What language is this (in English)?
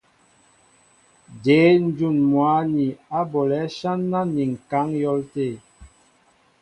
Mbo (Cameroon)